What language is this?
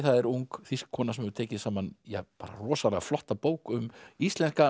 Icelandic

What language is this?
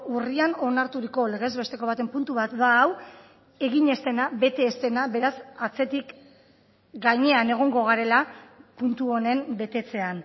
Basque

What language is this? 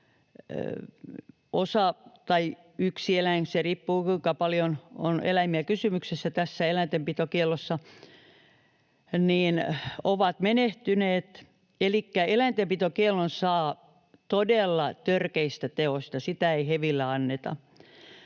Finnish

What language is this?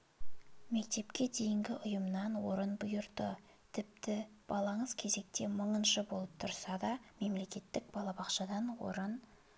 Kazakh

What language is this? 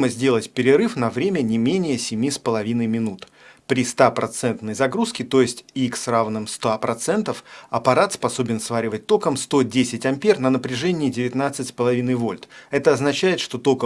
Russian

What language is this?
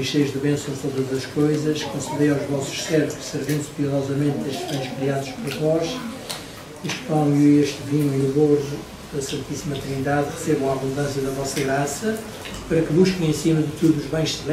Portuguese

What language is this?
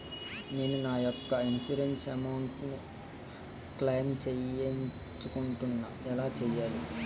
Telugu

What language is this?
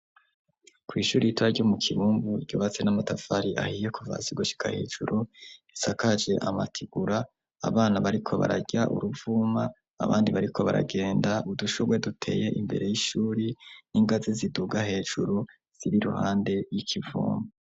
Rundi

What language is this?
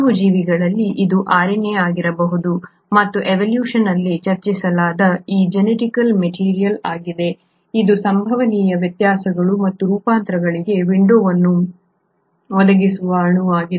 Kannada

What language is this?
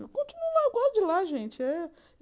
Portuguese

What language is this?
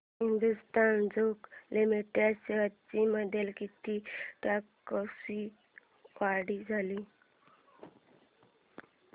Marathi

